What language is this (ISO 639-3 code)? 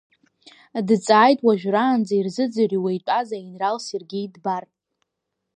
abk